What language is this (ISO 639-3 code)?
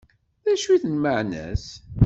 kab